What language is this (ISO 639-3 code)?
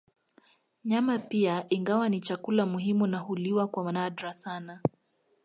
swa